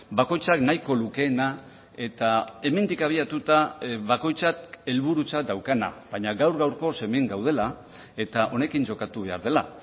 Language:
Basque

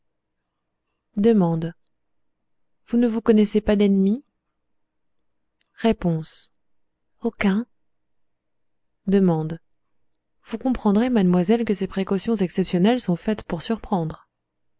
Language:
French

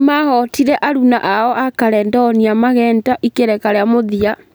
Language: Kikuyu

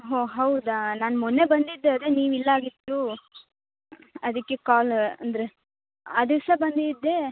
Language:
Kannada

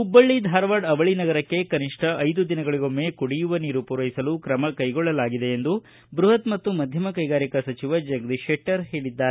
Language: Kannada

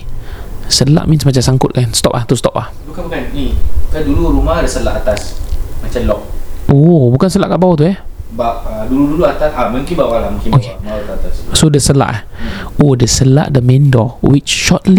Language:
Malay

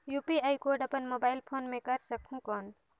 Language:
Chhattisgarhi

